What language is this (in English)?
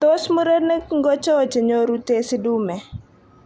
Kalenjin